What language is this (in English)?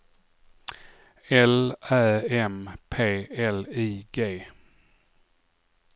Swedish